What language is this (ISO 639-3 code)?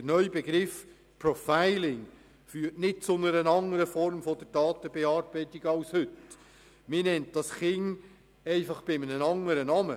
gsw